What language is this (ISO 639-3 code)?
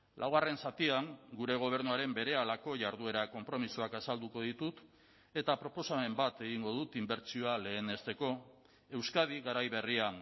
eus